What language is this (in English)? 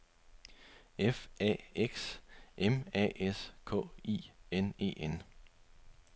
Danish